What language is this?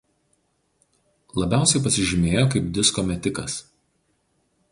Lithuanian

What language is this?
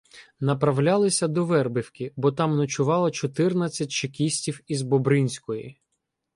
Ukrainian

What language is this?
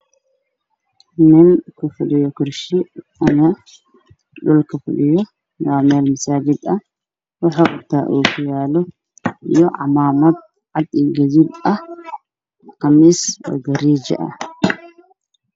Somali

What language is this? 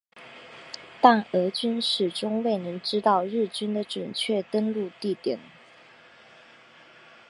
Chinese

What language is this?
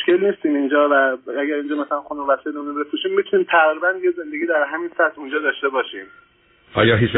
Persian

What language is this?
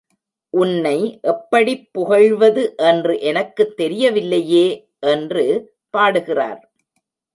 Tamil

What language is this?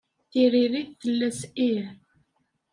Kabyle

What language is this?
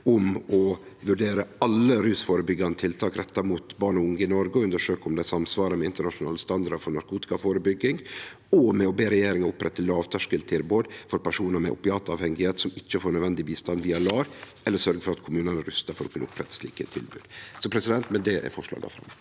Norwegian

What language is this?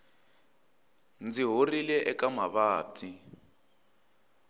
Tsonga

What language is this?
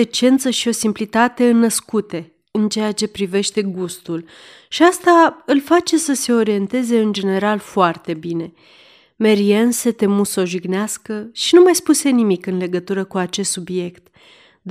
Romanian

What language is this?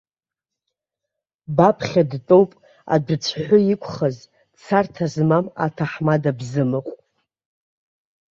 Abkhazian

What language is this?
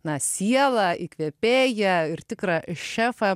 Lithuanian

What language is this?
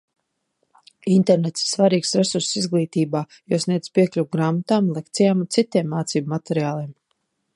Latvian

